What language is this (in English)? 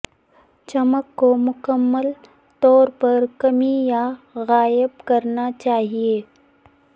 Urdu